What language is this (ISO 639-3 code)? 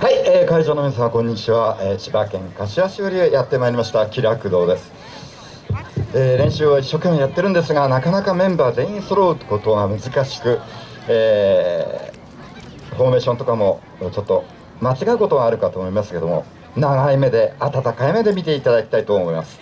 jpn